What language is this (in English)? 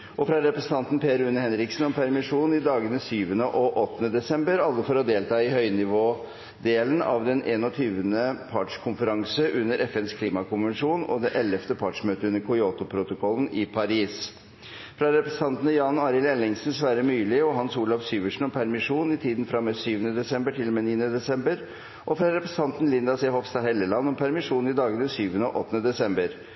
Norwegian Bokmål